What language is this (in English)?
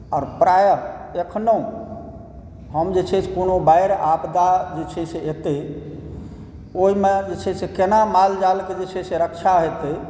Maithili